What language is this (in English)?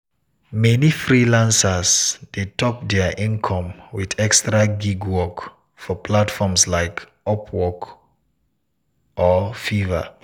Nigerian Pidgin